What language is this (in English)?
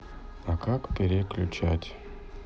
Russian